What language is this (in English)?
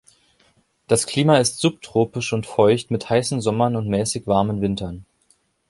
German